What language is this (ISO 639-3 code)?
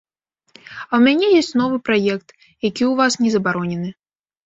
bel